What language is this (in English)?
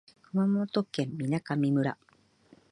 Japanese